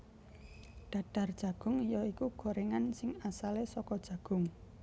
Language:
Javanese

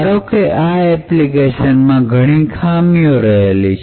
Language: Gujarati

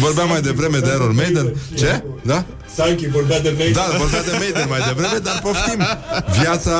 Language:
Romanian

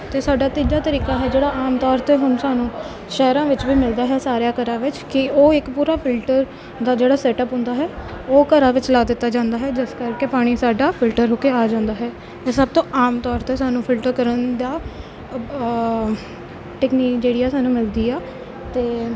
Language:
Punjabi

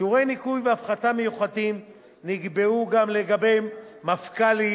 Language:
Hebrew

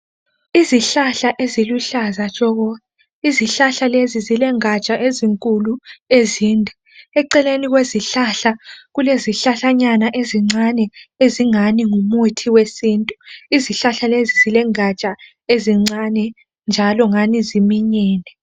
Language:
North Ndebele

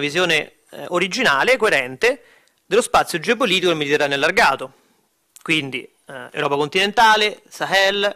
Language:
Italian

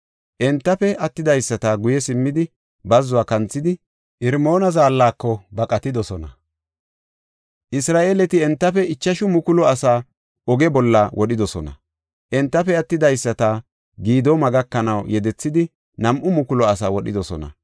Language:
Gofa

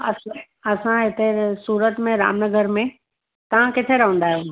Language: Sindhi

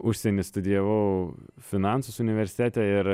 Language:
Lithuanian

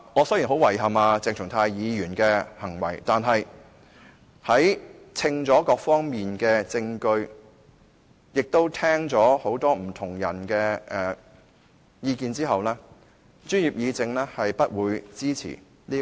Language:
Cantonese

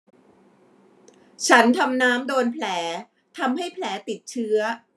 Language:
Thai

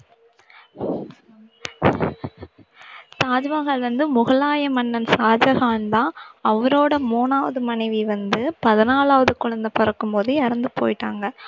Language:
Tamil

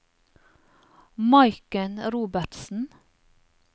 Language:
Norwegian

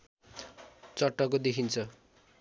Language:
Nepali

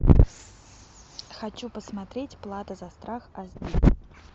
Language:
Russian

